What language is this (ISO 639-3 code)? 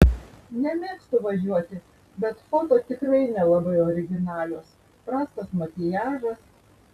lit